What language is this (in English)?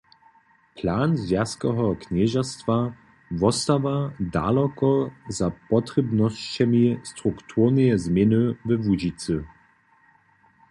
Upper Sorbian